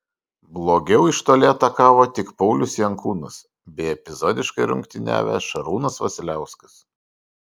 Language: Lithuanian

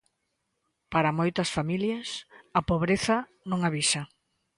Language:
Galician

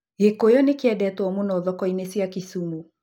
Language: Kikuyu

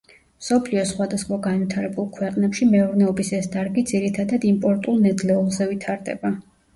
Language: Georgian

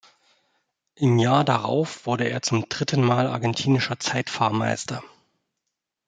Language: German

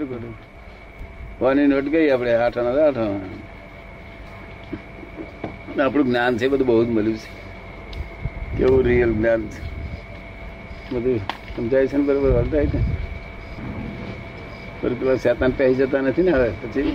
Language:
Gujarati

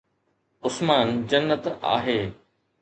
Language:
Sindhi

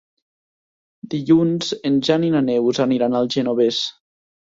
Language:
Catalan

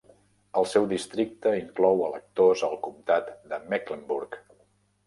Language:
Catalan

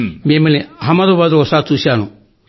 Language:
Telugu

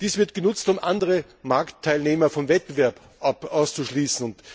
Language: German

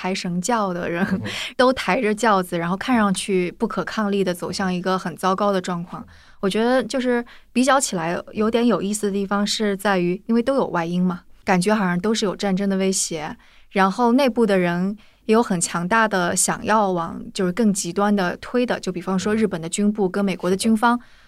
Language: Chinese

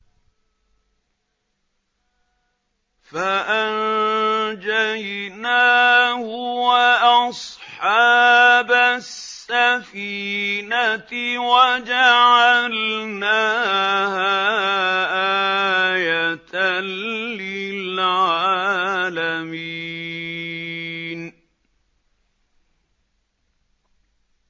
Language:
Arabic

